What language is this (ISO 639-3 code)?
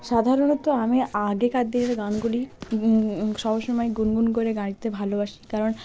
ben